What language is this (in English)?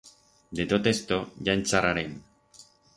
Aragonese